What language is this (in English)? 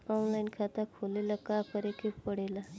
Bhojpuri